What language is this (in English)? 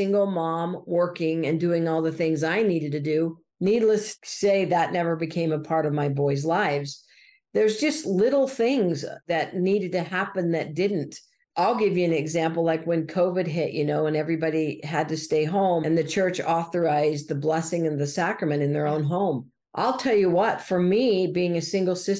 English